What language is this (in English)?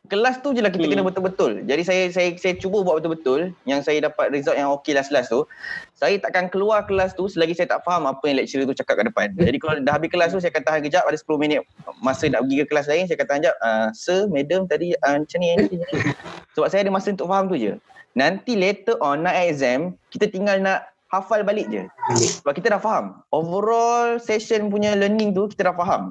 Malay